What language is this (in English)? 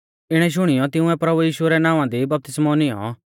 Mahasu Pahari